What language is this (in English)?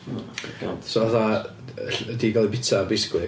Welsh